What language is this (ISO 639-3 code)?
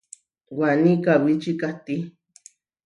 var